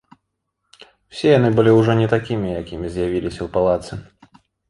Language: Belarusian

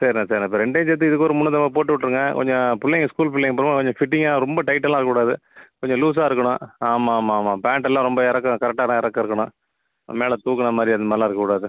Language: Tamil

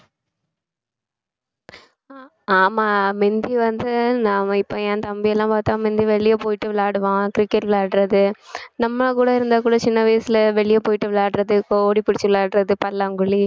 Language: Tamil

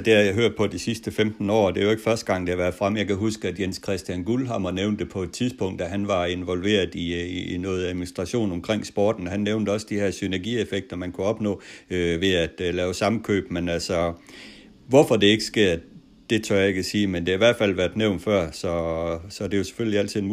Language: Danish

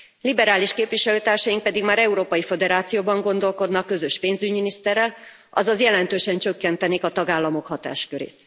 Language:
Hungarian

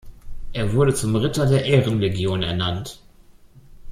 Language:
German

